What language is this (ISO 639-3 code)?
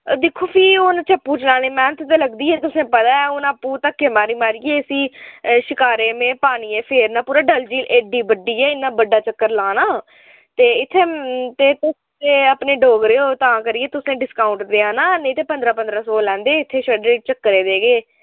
doi